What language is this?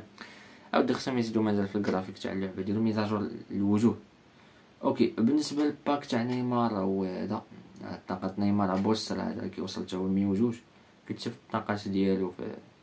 Arabic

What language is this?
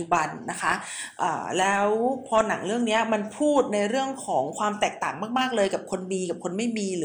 Thai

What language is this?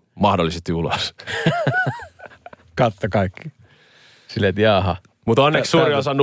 Finnish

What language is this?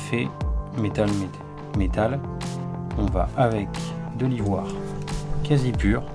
French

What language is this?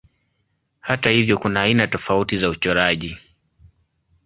Swahili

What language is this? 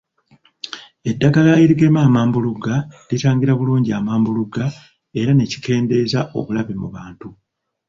Ganda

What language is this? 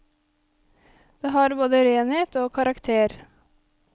Norwegian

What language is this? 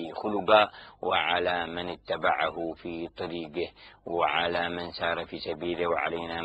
Arabic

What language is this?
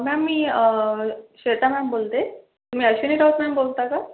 Marathi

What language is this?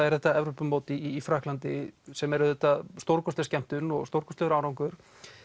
Icelandic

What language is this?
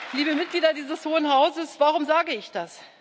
German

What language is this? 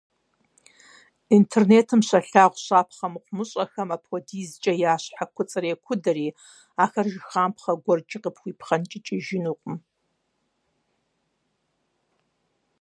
Kabardian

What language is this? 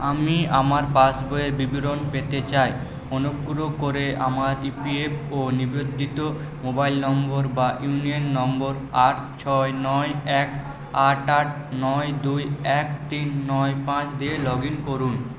Bangla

